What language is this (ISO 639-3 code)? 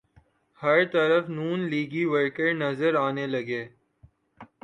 urd